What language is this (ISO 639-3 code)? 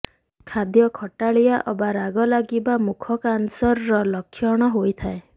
ori